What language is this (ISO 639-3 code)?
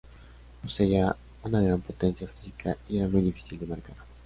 spa